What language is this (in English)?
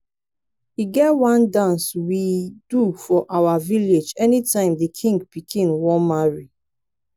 Nigerian Pidgin